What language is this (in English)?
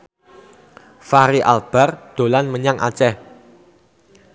Javanese